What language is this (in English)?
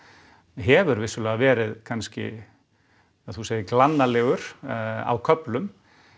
Icelandic